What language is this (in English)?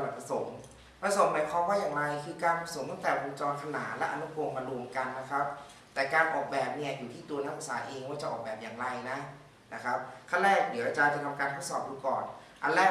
Thai